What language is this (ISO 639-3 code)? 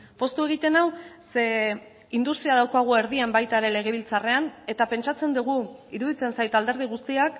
eus